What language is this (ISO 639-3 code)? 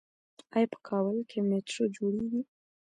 pus